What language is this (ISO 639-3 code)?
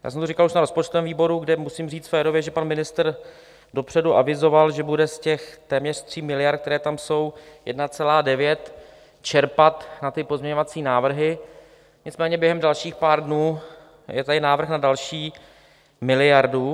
ces